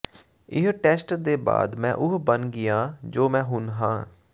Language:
Punjabi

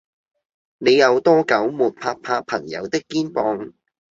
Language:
Cantonese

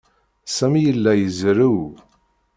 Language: Kabyle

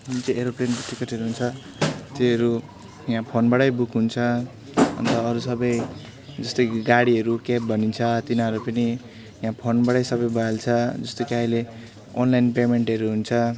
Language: Nepali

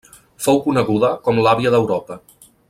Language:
Catalan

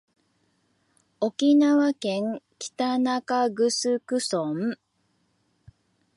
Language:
Japanese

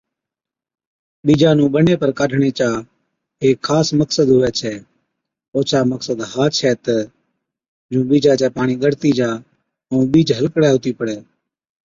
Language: Od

